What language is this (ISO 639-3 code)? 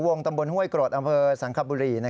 tha